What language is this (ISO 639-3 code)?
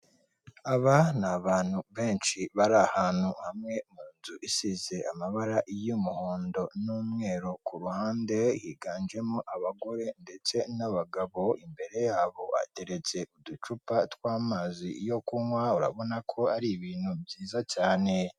kin